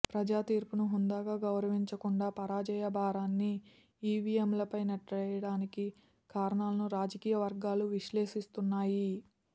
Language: Telugu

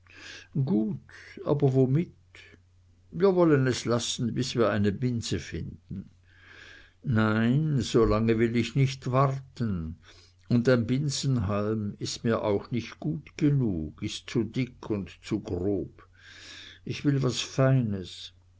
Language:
German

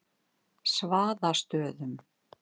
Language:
Icelandic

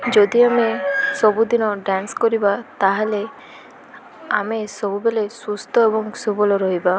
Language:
Odia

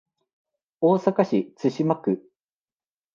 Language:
Japanese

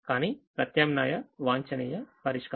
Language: Telugu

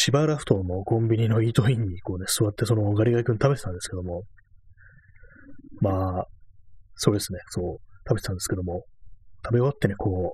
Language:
Japanese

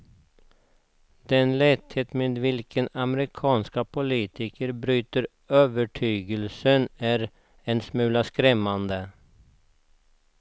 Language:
Swedish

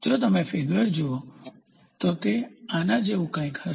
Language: Gujarati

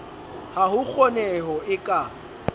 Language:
Southern Sotho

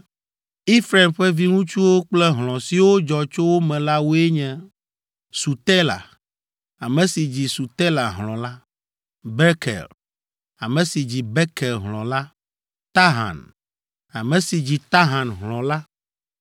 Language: Ewe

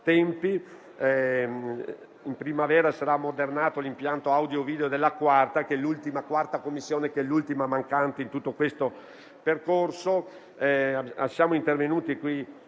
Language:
Italian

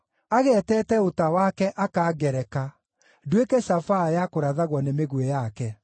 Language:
Kikuyu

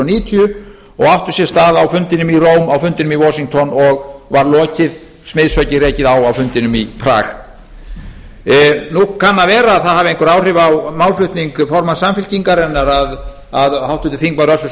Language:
Icelandic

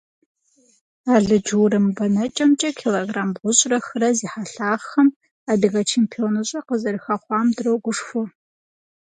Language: Kabardian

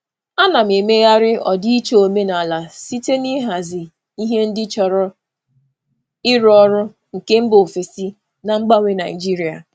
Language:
Igbo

